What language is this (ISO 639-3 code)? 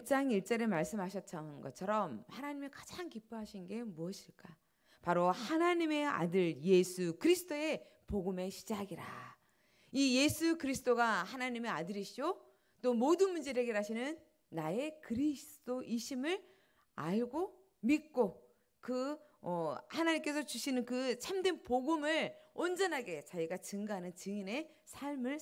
kor